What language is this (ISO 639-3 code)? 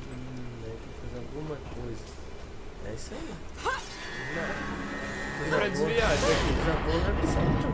por